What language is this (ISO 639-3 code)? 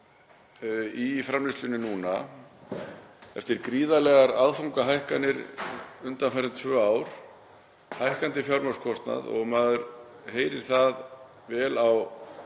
isl